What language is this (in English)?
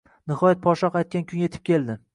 Uzbek